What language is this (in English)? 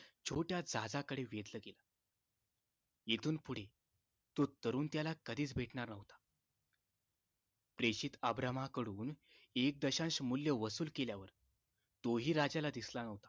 Marathi